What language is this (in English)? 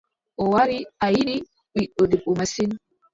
Adamawa Fulfulde